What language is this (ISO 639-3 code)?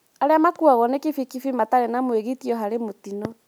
kik